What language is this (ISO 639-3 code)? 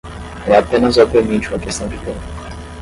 por